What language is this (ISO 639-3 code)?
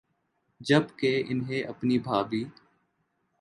urd